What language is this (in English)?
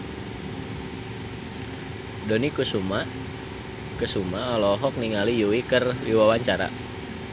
Sundanese